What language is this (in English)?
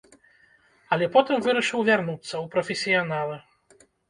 Belarusian